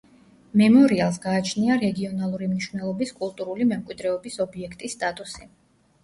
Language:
Georgian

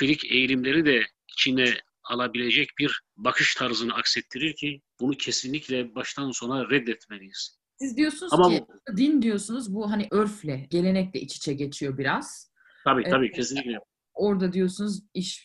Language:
Turkish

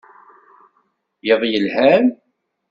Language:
Kabyle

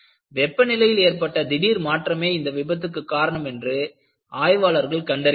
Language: Tamil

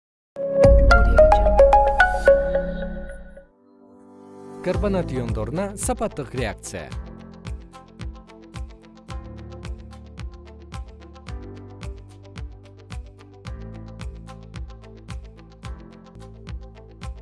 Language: Kyrgyz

